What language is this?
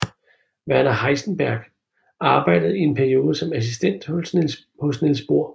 Danish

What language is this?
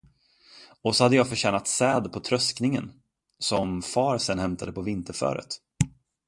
Swedish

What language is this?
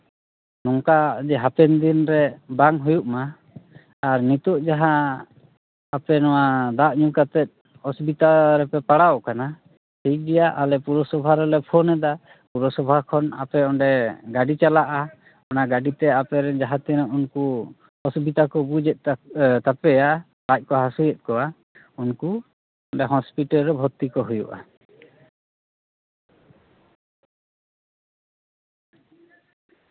Santali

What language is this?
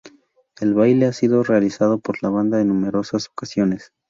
Spanish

